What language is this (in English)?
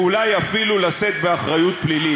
Hebrew